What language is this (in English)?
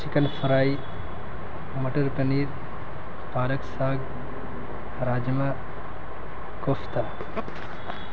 Urdu